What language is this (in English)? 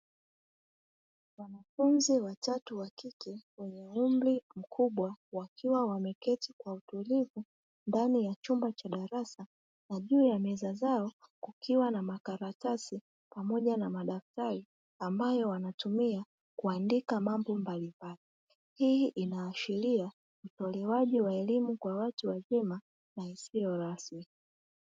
Swahili